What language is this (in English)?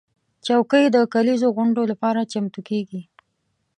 Pashto